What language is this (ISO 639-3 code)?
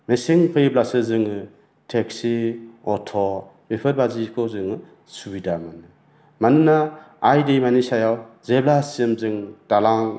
brx